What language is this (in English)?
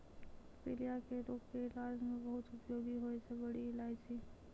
Maithili